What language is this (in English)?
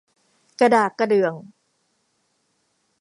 Thai